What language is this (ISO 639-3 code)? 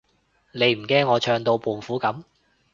yue